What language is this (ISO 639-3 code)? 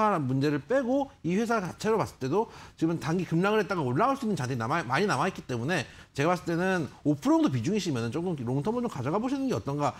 kor